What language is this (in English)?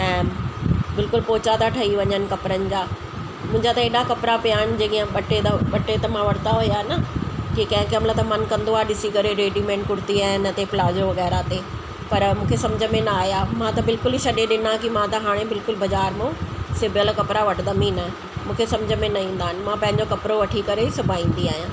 Sindhi